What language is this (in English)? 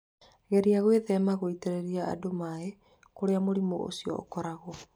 Kikuyu